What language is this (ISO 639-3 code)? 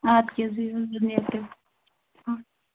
kas